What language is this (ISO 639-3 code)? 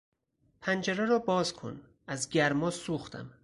fas